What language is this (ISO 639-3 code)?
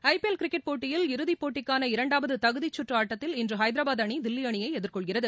tam